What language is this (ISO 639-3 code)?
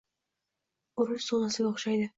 uzb